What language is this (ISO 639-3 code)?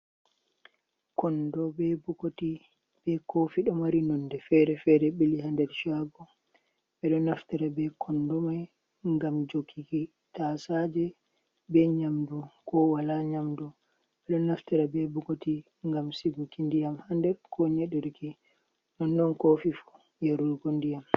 ful